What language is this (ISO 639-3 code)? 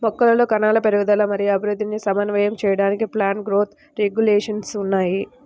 tel